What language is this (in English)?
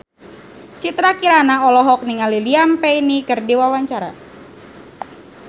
Sundanese